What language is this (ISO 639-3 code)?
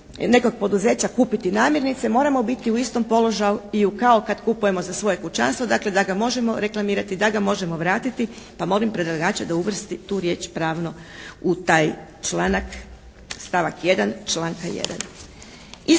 hrv